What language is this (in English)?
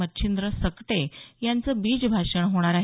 Marathi